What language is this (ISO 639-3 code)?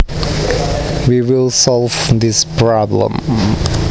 jav